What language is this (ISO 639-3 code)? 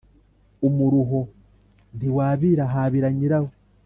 kin